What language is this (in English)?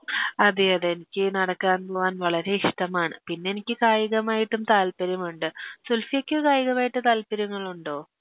Malayalam